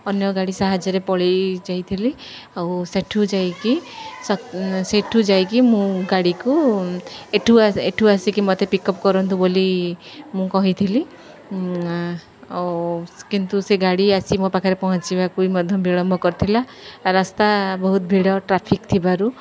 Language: Odia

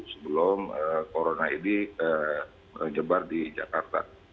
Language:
Indonesian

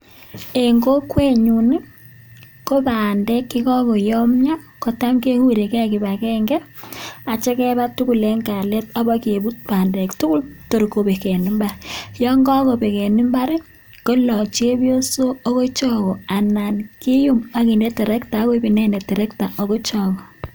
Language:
Kalenjin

